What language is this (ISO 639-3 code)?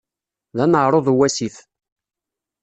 kab